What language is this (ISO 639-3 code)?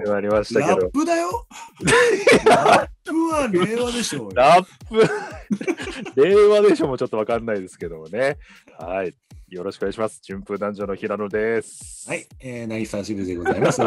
jpn